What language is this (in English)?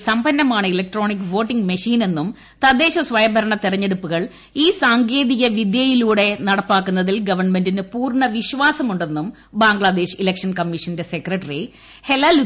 Malayalam